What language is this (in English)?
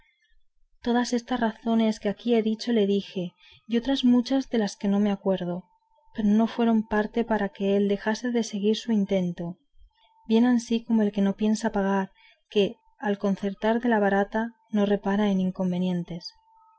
Spanish